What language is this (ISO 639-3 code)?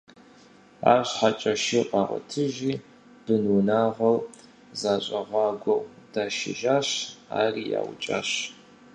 kbd